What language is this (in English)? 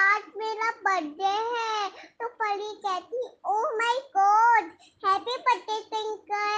Hindi